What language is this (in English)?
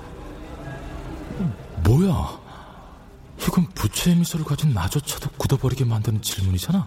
Korean